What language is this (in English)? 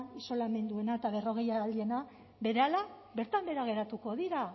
Basque